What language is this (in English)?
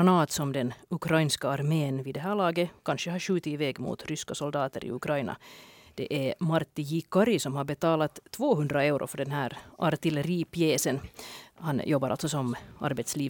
Swedish